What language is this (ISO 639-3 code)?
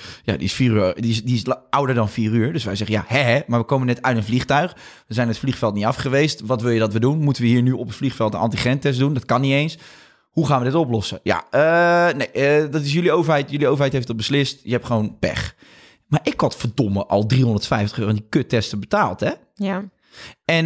nld